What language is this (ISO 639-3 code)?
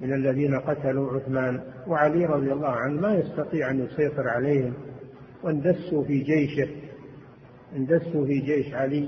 ara